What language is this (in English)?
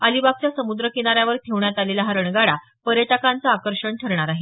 Marathi